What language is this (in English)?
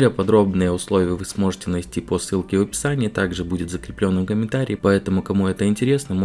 Russian